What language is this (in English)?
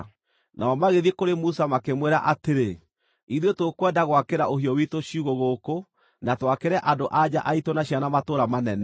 Kikuyu